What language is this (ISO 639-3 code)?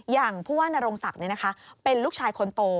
tha